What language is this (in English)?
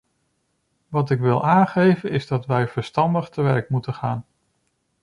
Dutch